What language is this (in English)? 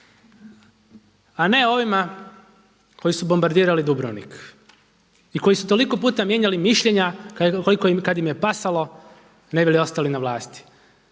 Croatian